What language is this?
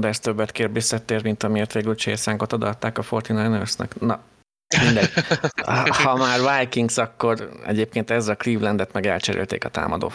Hungarian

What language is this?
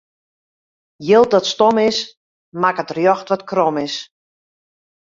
Western Frisian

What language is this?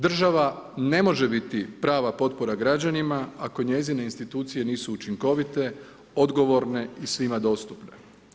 Croatian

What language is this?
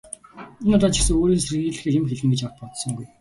Mongolian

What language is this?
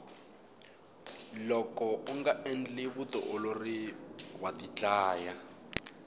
Tsonga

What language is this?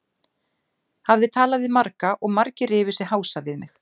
Icelandic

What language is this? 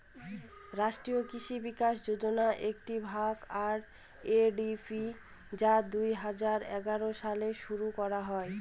Bangla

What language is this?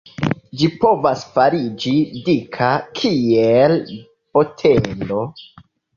Esperanto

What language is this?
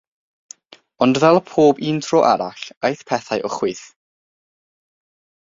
Welsh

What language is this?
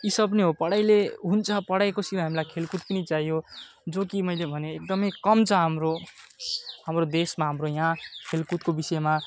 Nepali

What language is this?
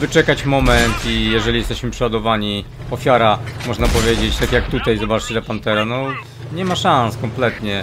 Polish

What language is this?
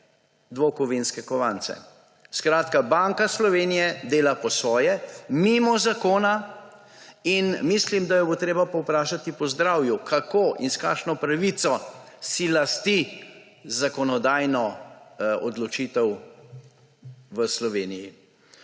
Slovenian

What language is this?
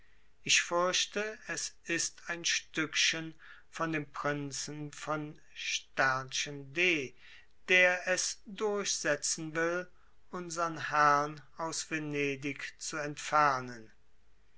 German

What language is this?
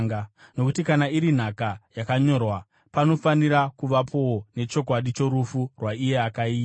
Shona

